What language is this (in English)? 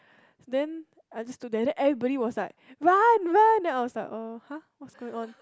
English